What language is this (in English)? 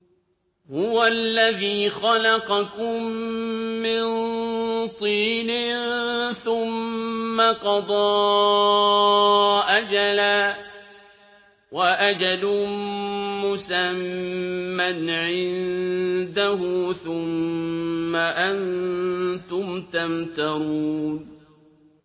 Arabic